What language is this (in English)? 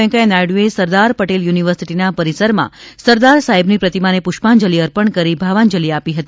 Gujarati